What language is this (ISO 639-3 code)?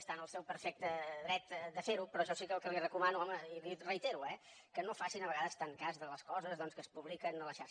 cat